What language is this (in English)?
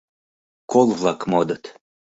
Mari